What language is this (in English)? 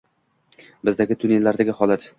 Uzbek